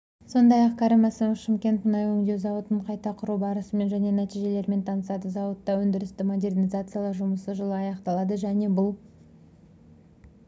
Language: Kazakh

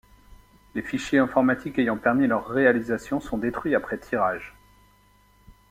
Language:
French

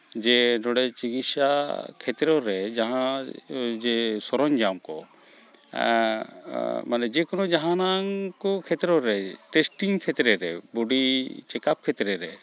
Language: Santali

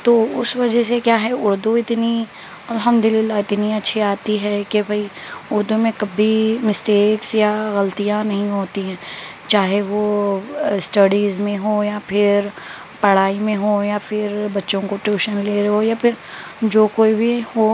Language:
Urdu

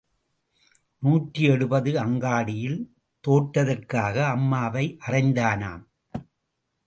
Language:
Tamil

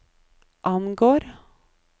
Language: Norwegian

